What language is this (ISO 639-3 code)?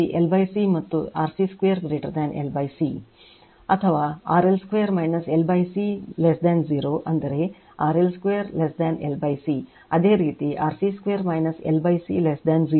kan